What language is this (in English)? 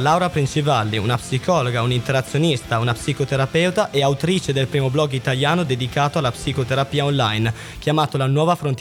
Italian